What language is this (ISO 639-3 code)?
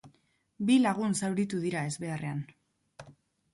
eus